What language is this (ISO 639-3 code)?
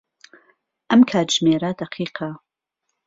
ckb